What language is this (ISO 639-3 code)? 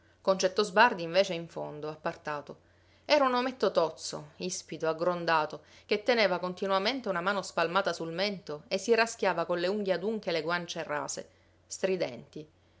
ita